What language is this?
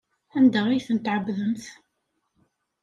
Kabyle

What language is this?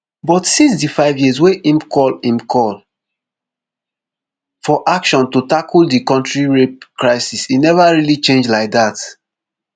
Nigerian Pidgin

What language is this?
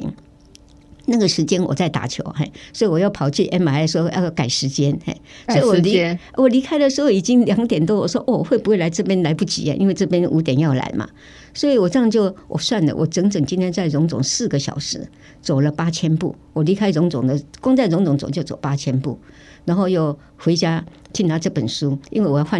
Chinese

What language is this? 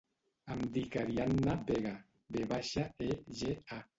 Catalan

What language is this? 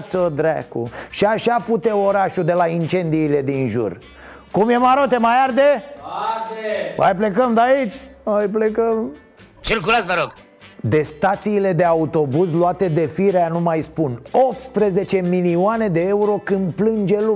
Romanian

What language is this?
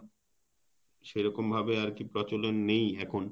Bangla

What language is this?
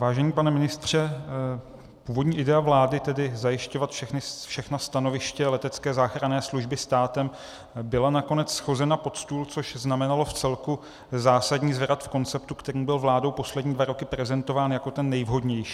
Czech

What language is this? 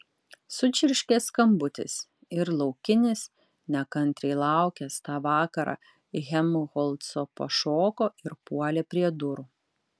Lithuanian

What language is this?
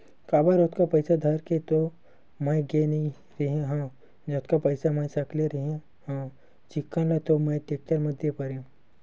Chhattisgarhi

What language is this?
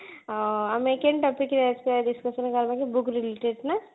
Odia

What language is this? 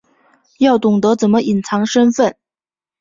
Chinese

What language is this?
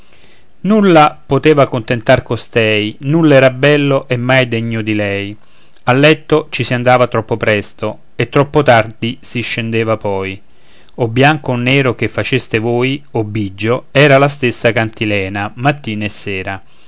Italian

